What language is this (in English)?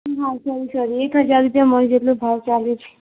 Gujarati